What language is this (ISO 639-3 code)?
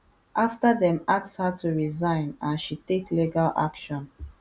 pcm